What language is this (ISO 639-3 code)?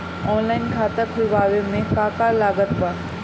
bho